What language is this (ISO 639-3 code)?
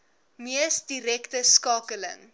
afr